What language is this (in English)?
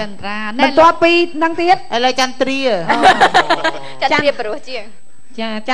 Thai